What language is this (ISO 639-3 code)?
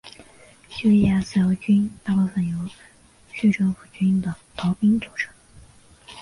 zho